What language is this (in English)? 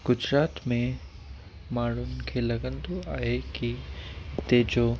Sindhi